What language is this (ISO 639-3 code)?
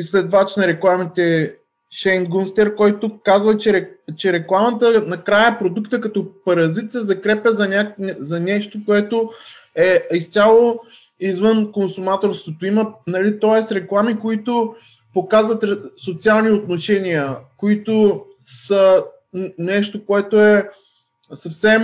bul